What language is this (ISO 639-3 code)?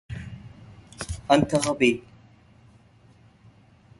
ara